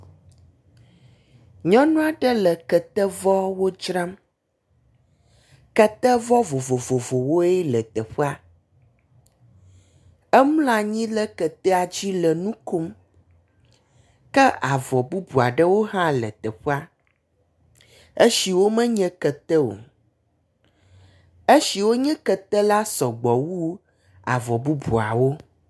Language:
Ewe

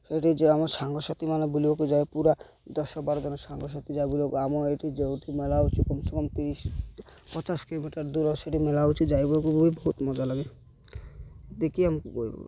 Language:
Odia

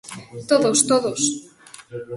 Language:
Galician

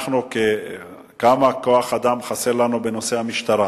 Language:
Hebrew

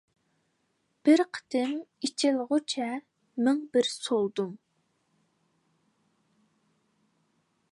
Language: Uyghur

